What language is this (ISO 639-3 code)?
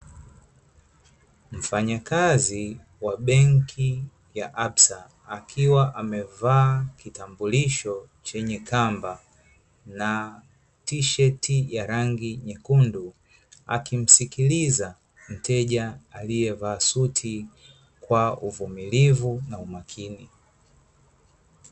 swa